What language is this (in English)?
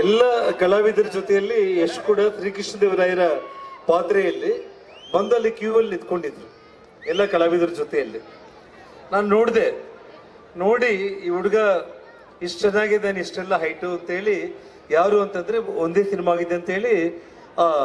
Kannada